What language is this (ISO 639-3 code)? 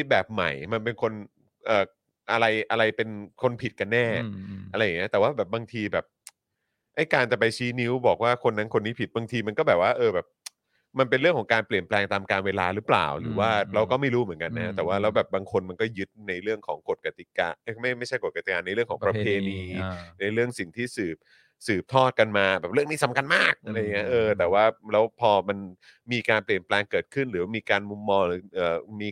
tha